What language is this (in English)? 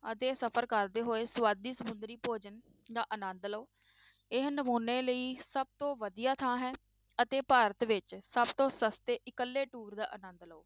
Punjabi